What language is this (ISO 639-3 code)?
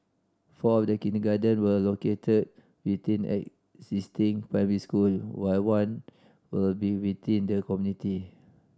eng